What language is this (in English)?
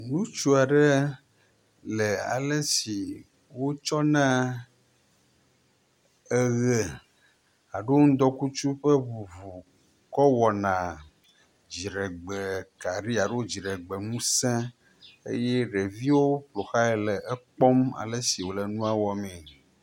Ewe